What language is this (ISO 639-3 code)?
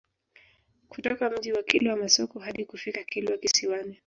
swa